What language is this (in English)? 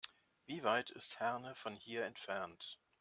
German